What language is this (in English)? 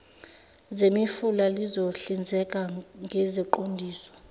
Zulu